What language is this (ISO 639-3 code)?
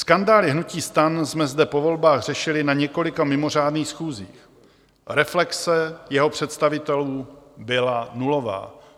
ces